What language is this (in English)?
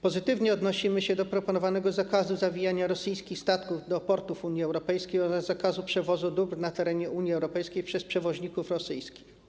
Polish